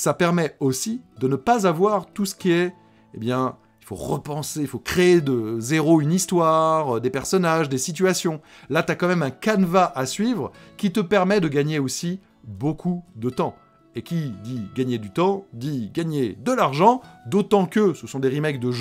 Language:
French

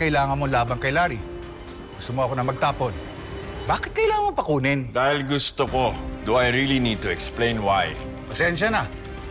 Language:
Filipino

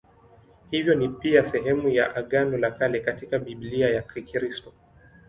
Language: Swahili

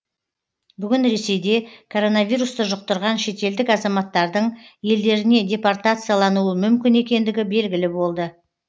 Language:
Kazakh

